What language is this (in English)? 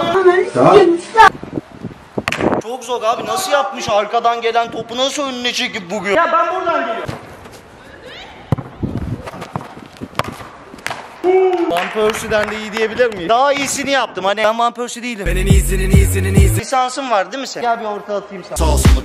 Turkish